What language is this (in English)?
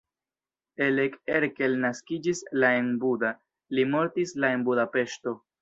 Esperanto